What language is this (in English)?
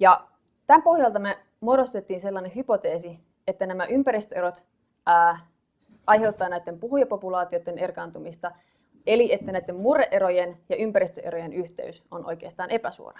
Finnish